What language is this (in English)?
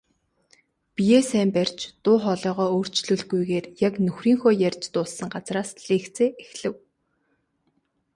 Mongolian